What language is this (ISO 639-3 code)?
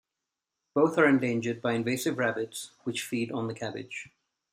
eng